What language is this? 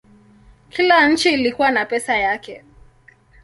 Swahili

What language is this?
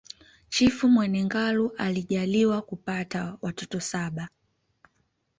Swahili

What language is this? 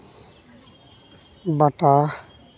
Santali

